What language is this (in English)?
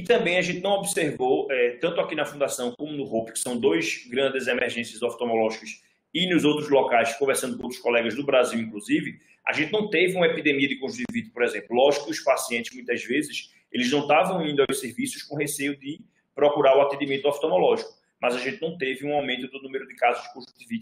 Portuguese